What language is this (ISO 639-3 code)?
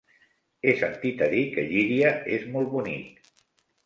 cat